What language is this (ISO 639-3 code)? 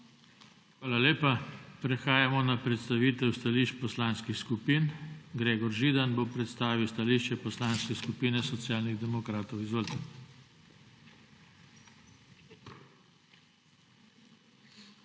slv